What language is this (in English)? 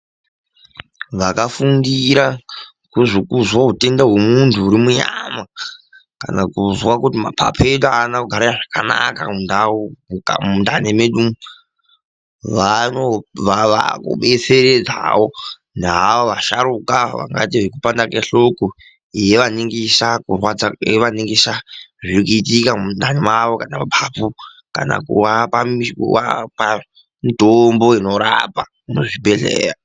Ndau